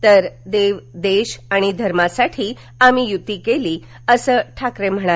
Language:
Marathi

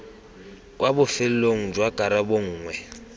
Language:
Tswana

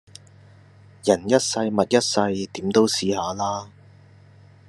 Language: Cantonese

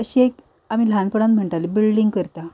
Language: Konkani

